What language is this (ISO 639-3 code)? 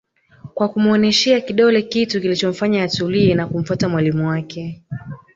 swa